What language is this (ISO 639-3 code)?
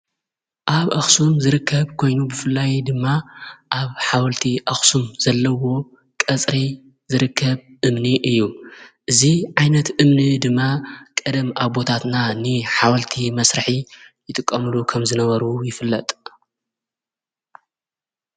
tir